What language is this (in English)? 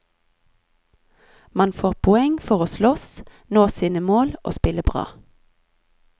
Norwegian